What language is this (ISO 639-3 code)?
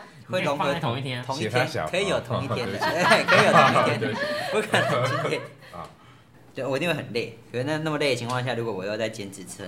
zho